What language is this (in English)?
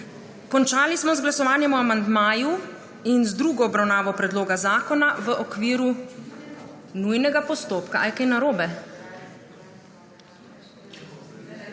Slovenian